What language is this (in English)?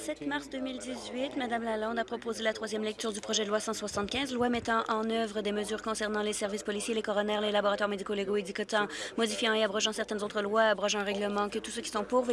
French